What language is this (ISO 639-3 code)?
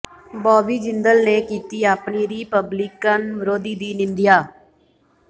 pan